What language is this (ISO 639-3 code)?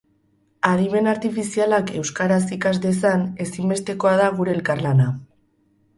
eus